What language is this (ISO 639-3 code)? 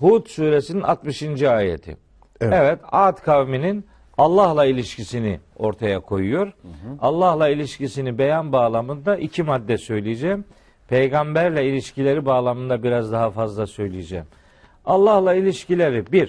tur